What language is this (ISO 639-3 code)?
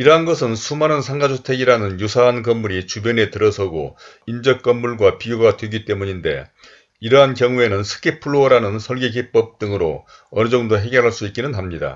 kor